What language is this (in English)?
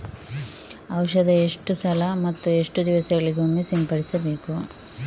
Kannada